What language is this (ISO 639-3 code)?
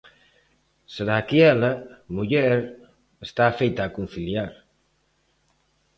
glg